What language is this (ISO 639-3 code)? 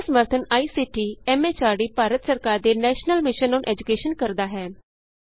pan